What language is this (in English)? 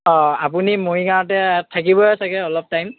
Assamese